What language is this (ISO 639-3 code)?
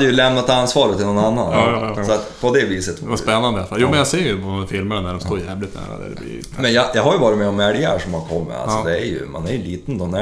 swe